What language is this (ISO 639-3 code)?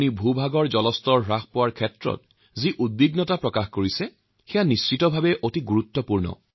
asm